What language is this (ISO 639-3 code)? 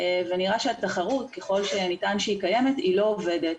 heb